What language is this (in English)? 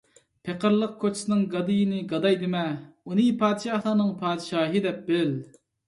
Uyghur